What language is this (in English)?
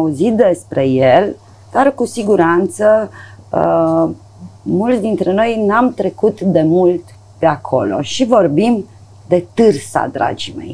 Romanian